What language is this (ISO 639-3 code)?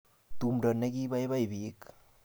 kln